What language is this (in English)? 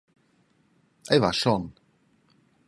Romansh